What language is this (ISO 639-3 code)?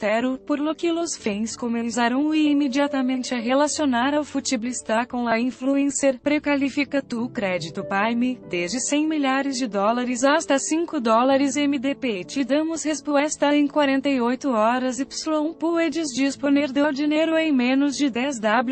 por